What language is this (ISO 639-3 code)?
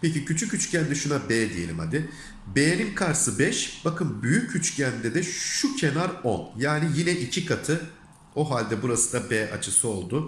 tur